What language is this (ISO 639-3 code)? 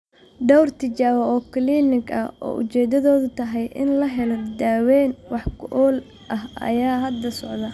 som